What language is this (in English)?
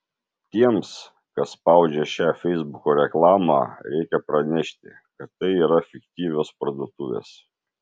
Lithuanian